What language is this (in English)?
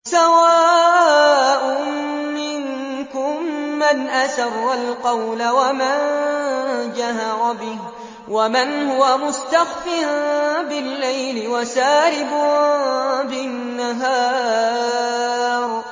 Arabic